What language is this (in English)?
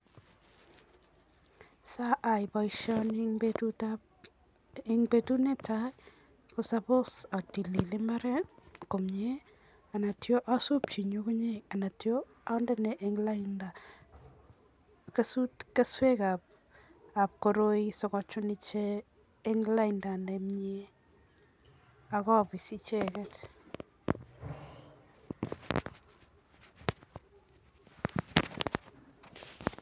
Kalenjin